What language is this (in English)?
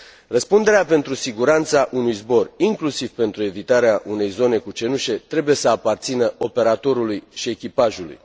Romanian